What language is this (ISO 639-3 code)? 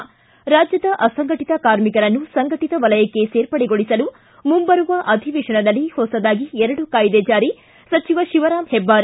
kan